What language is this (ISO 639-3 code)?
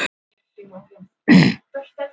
isl